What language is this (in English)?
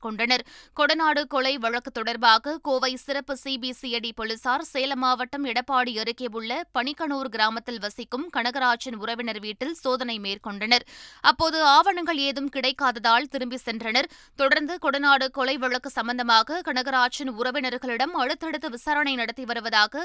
Tamil